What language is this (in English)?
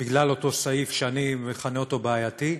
Hebrew